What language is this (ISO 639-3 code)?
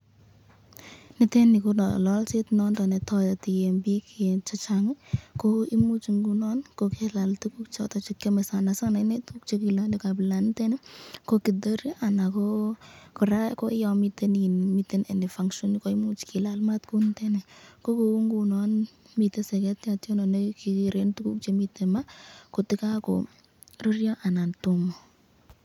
kln